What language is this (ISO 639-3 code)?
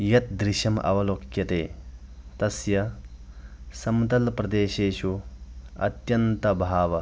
san